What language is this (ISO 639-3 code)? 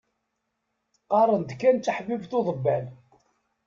kab